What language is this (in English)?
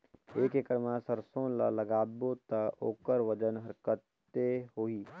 Chhattisgarhi